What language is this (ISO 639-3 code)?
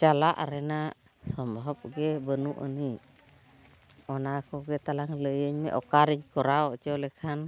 sat